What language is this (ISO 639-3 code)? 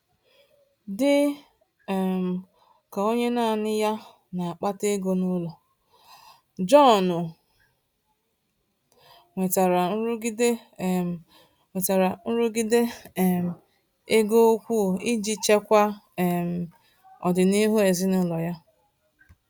ibo